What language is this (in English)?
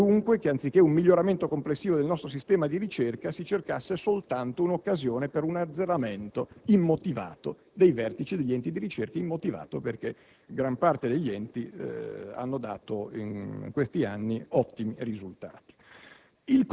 Italian